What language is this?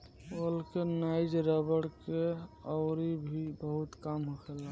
Bhojpuri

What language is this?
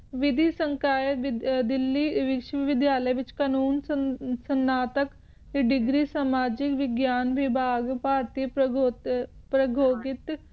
Punjabi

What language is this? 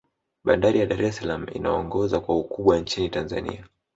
Swahili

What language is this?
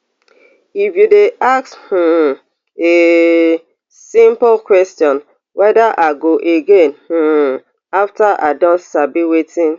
Nigerian Pidgin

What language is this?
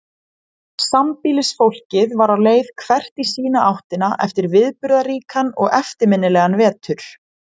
Icelandic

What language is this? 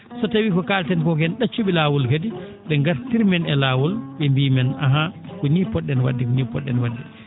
Fula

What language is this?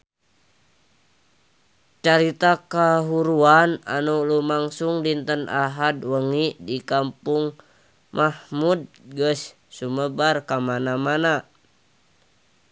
Sundanese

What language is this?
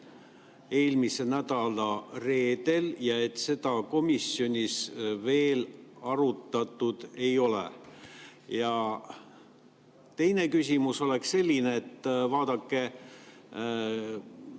Estonian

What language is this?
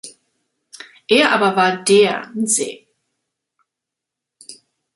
German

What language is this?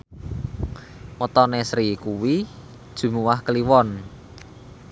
Javanese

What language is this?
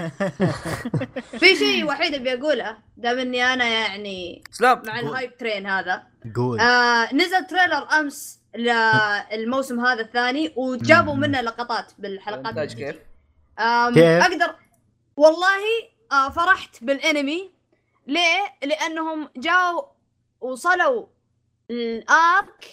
Arabic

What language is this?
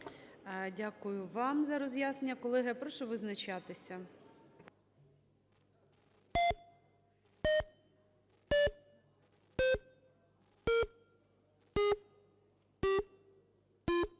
Ukrainian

